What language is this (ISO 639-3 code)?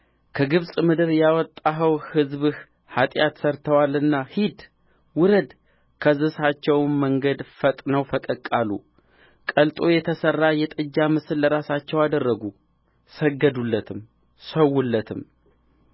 amh